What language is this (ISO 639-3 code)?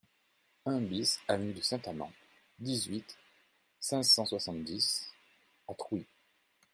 fra